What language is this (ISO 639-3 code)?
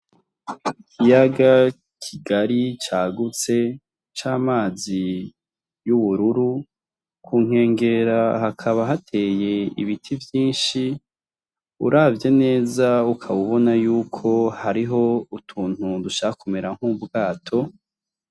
run